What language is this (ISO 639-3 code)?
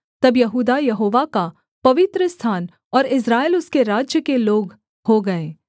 hin